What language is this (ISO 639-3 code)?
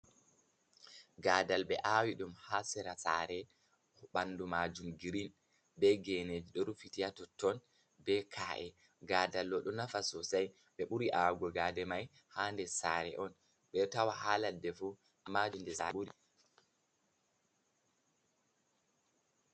ful